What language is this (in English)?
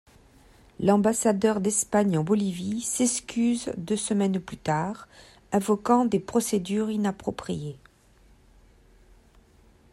French